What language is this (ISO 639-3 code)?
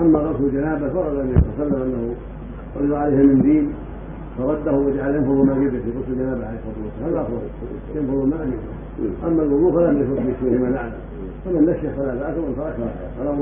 ara